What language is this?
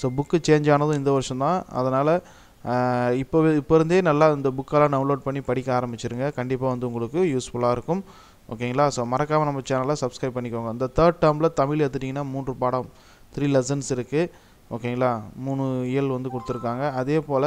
English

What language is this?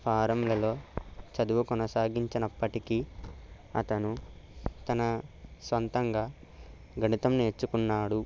Telugu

